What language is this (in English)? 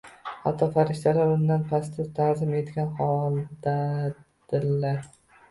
Uzbek